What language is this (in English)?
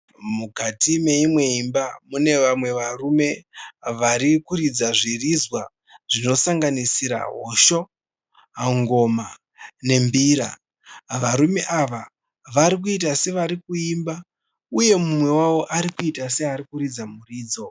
Shona